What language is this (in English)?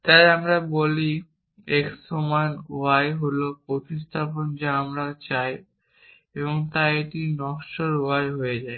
Bangla